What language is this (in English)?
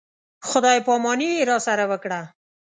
Pashto